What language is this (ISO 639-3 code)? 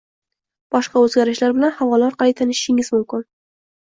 uzb